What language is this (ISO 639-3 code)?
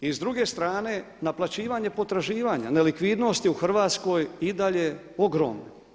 hrv